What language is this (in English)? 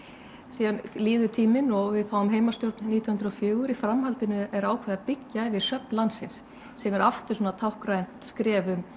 Icelandic